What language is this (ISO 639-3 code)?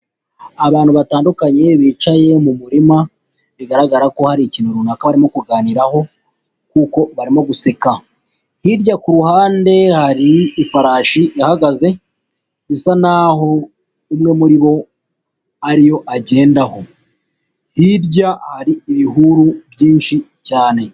kin